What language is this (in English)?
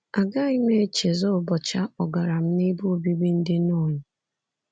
Igbo